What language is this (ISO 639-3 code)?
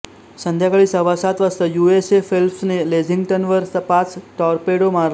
mar